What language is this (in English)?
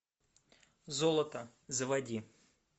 Russian